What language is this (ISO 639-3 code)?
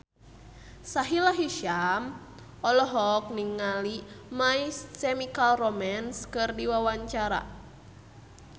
sun